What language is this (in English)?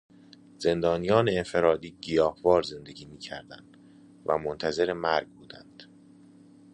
Persian